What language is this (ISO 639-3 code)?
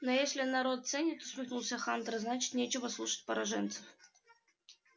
rus